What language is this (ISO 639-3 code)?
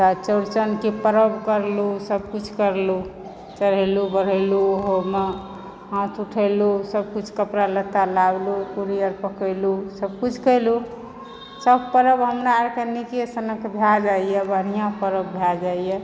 mai